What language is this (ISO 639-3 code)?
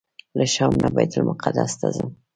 pus